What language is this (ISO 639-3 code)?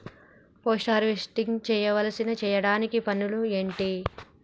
tel